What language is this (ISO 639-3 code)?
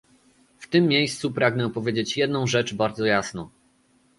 pol